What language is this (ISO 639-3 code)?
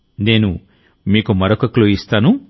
tel